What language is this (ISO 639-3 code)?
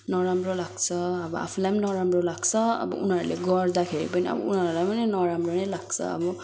nep